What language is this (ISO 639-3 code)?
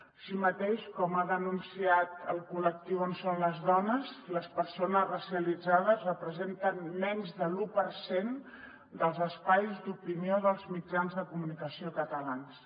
cat